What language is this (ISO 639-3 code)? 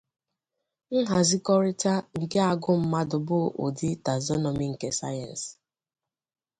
ibo